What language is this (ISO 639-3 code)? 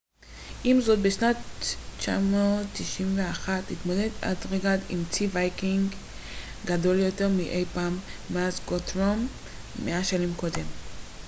heb